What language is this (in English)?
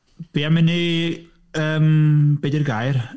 Welsh